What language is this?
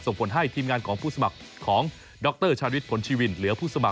Thai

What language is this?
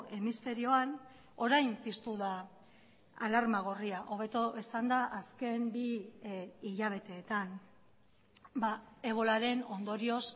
Basque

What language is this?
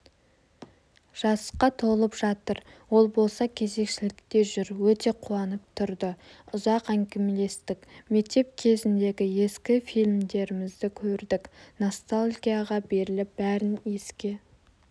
Kazakh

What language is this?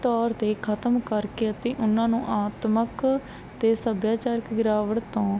Punjabi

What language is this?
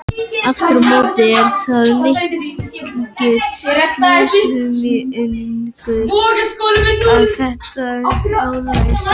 Icelandic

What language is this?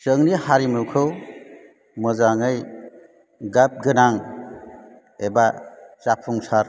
Bodo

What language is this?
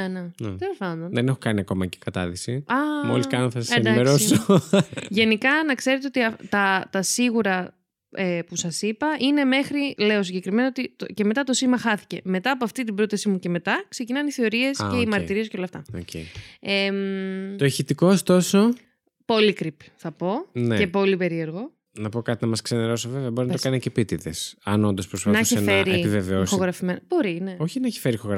Greek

